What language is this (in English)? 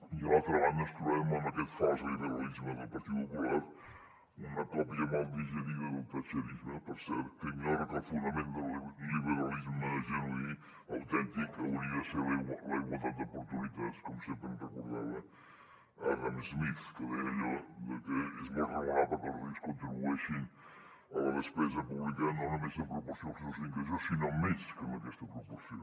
Catalan